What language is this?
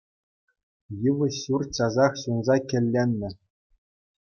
Chuvash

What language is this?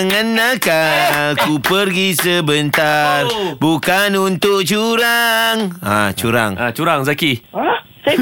Malay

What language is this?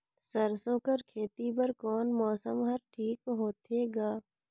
Chhattisgarhi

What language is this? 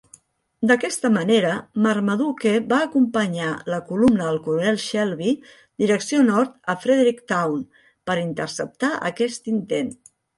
Catalan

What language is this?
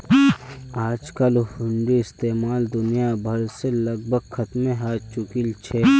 Magahi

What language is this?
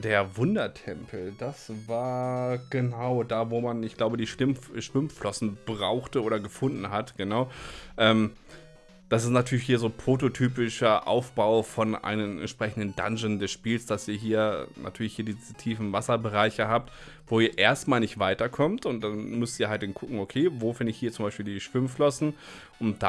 German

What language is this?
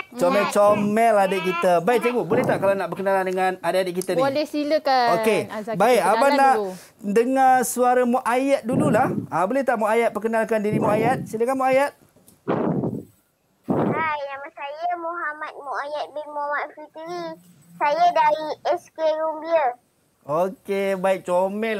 Malay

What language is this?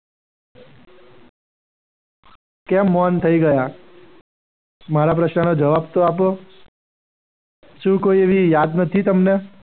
Gujarati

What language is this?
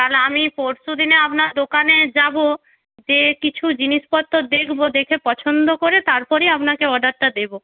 Bangla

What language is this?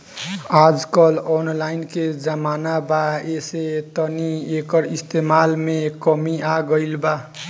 Bhojpuri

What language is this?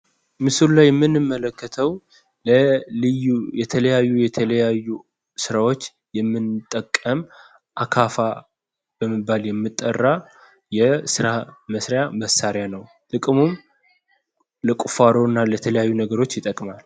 Amharic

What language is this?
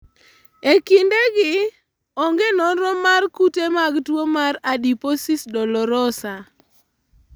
Luo (Kenya and Tanzania)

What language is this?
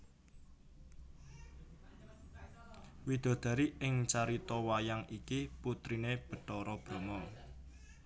Javanese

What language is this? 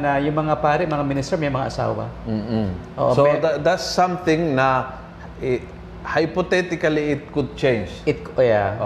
Filipino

